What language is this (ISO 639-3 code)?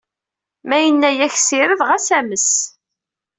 kab